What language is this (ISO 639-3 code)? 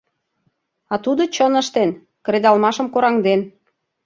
chm